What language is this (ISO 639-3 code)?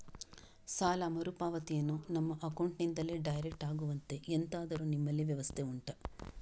kan